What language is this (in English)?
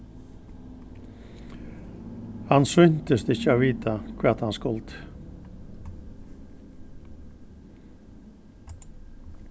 Faroese